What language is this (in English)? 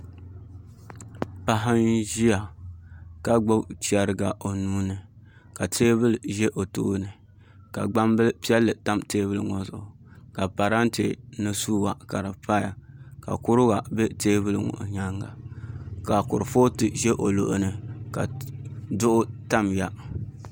Dagbani